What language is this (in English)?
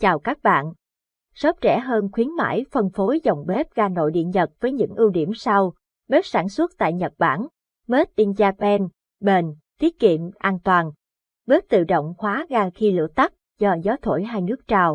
Vietnamese